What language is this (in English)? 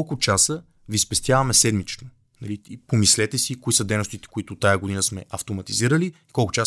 Bulgarian